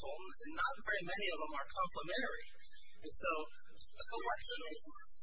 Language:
English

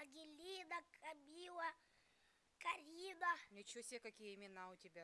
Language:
Russian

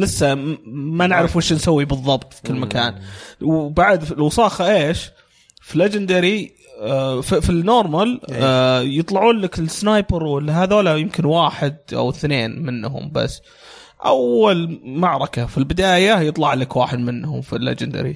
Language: Arabic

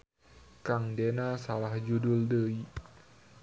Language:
Sundanese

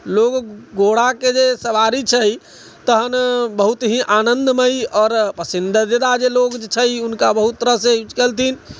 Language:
Maithili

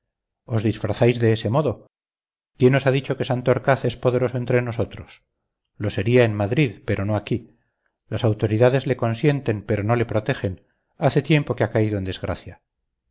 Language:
Spanish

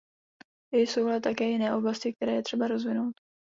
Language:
Czech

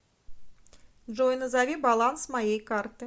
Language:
Russian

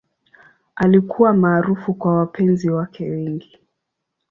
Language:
Swahili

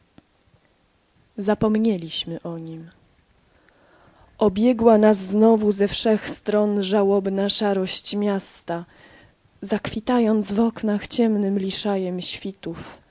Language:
Polish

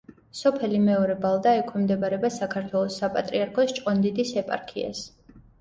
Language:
Georgian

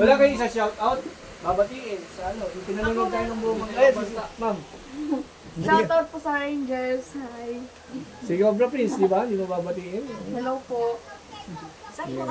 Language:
Filipino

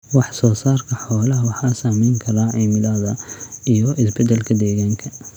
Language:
Somali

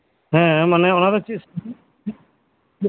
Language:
Santali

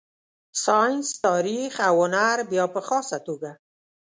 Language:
Pashto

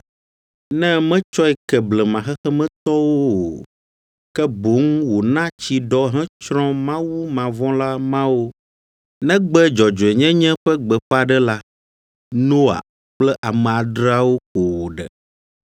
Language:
Ewe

